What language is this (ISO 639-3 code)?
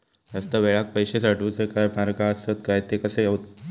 mar